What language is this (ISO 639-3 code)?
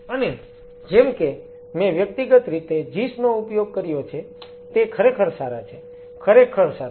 guj